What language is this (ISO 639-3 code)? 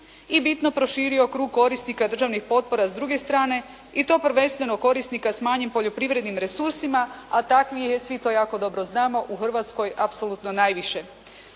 hrv